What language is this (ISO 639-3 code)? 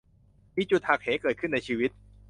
tha